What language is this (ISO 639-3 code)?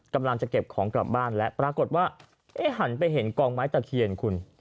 tha